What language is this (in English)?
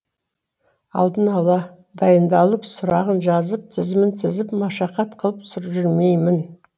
Kazakh